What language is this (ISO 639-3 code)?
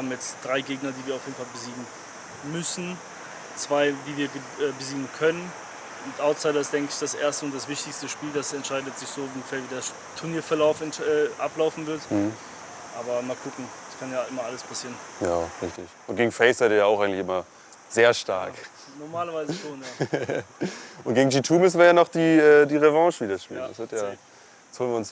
deu